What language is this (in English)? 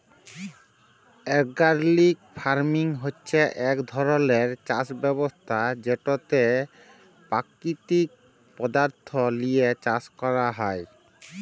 Bangla